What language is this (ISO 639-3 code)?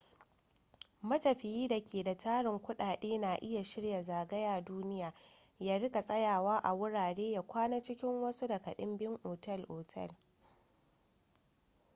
hau